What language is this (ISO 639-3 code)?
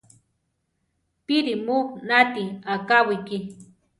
tar